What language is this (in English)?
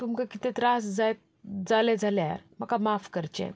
Konkani